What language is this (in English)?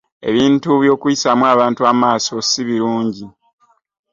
Ganda